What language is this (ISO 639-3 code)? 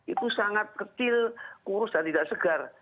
ind